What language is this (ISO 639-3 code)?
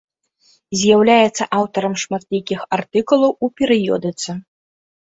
bel